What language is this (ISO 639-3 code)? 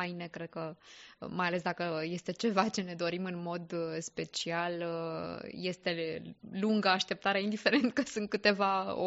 ron